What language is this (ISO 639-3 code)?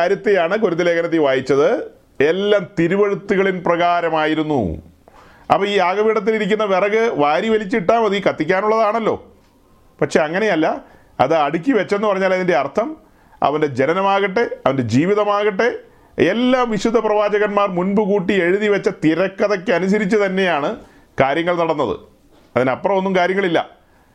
mal